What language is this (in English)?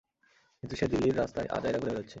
Bangla